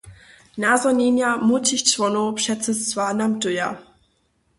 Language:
Upper Sorbian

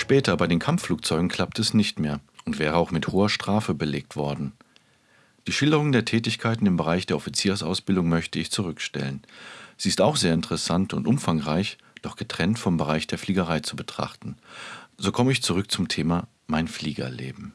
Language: German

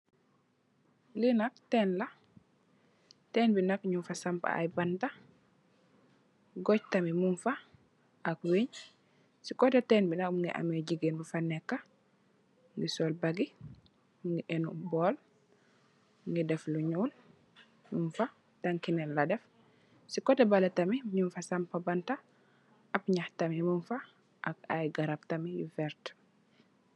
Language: Wolof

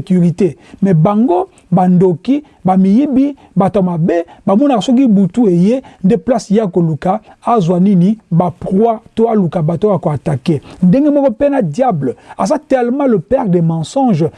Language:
French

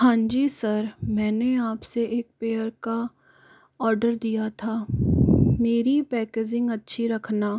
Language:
Hindi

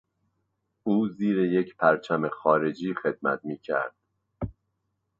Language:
Persian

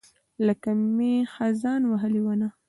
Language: Pashto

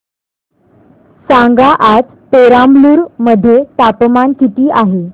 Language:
Marathi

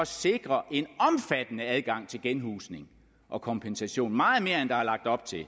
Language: Danish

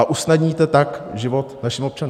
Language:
Czech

